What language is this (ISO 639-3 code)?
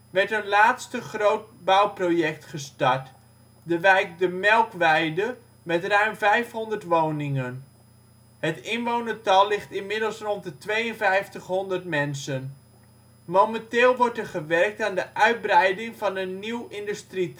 nld